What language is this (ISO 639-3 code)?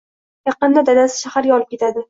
uzb